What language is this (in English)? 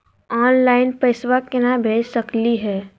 Magahi